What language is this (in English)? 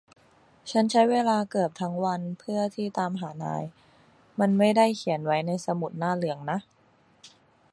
Thai